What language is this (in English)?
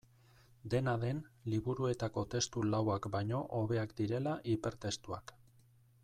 Basque